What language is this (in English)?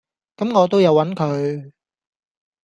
Cantonese